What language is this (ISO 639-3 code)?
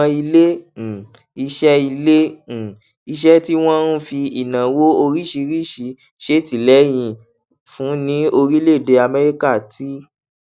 yor